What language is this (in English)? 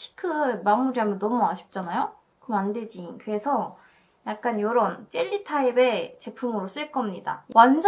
Korean